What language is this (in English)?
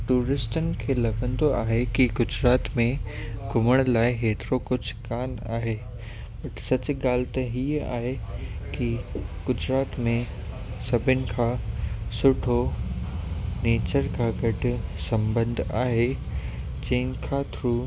Sindhi